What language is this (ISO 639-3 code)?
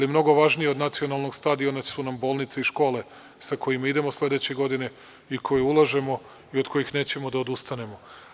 srp